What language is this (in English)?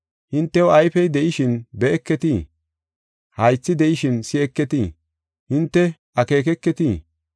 Gofa